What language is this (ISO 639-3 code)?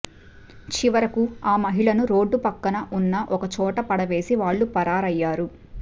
tel